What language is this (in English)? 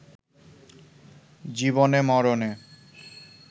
Bangla